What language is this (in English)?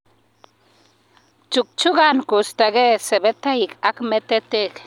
Kalenjin